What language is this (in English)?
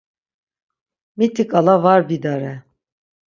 Laz